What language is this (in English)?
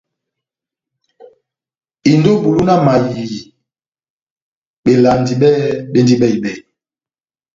Batanga